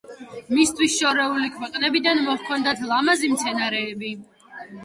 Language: Georgian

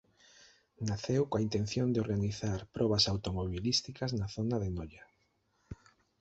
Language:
Galician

